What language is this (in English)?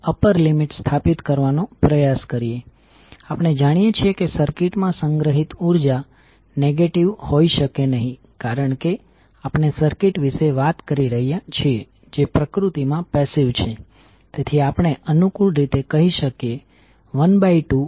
Gujarati